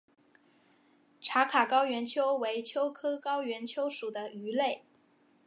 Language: Chinese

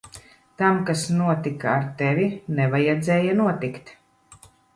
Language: Latvian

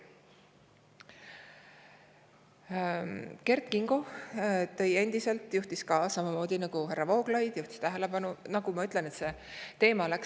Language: Estonian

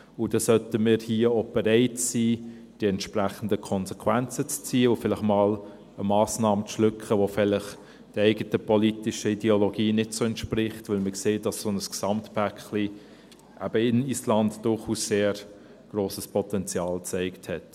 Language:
Swiss German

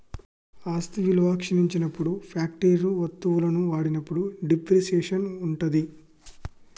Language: Telugu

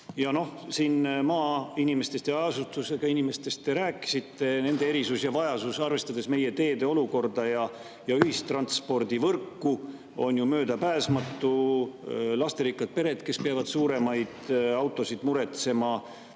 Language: Estonian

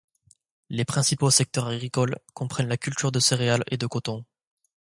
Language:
French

